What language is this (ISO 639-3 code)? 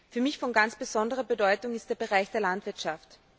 deu